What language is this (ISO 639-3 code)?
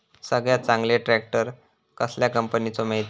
mar